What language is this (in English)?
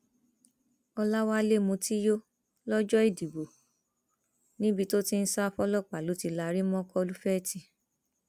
Yoruba